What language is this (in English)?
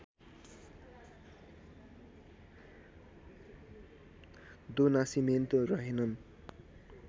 Nepali